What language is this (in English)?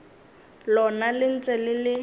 Northern Sotho